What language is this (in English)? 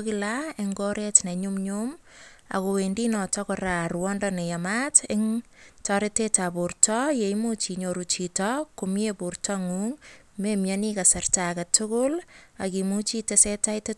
Kalenjin